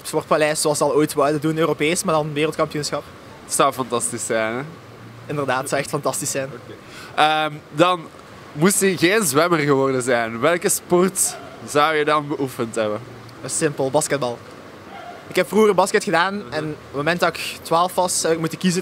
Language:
Dutch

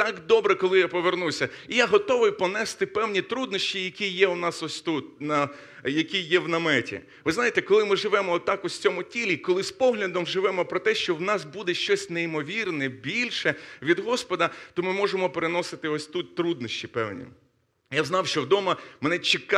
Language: Ukrainian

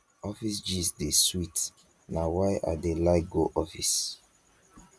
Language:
Nigerian Pidgin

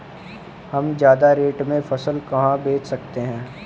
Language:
Hindi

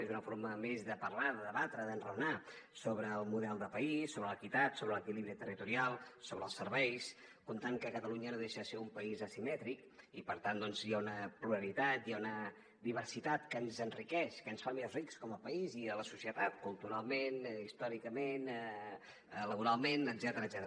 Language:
Catalan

